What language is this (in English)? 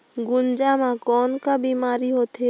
Chhattisgarhi